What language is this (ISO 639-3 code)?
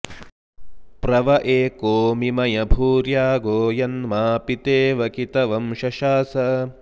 san